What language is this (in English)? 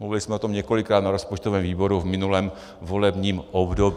Czech